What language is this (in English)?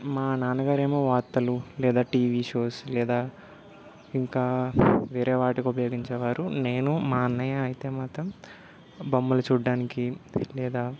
Telugu